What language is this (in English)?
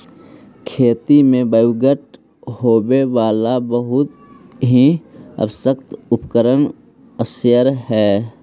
Magahi